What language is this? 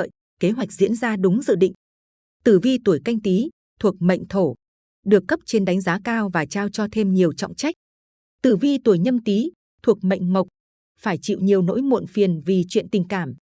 Vietnamese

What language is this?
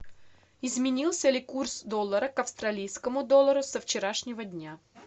Russian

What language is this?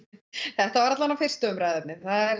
Icelandic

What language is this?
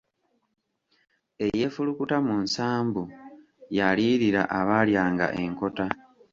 Ganda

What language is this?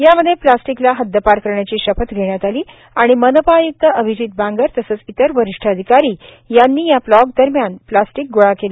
Marathi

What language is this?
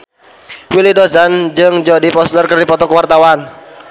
Sundanese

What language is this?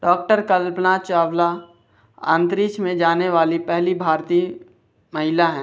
Hindi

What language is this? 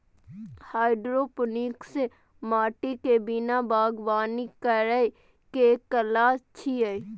Maithili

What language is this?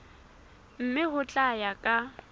Southern Sotho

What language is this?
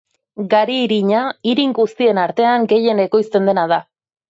Basque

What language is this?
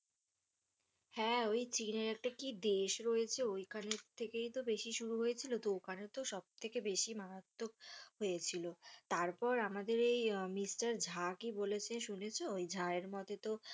Bangla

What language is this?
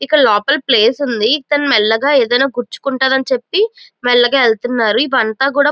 Telugu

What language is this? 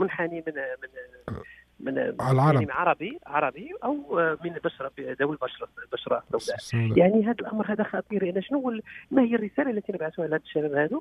Arabic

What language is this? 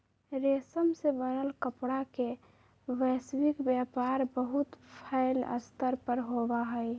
Magahi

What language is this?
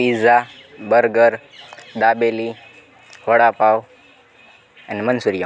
Gujarati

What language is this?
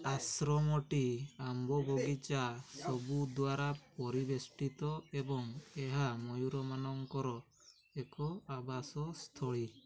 Odia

